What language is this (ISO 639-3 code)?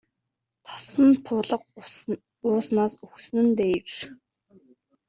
mon